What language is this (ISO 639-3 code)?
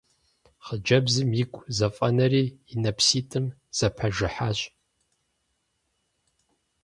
kbd